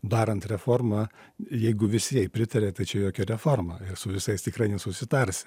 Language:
Lithuanian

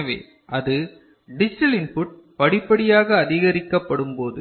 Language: Tamil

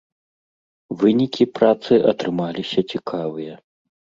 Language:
Belarusian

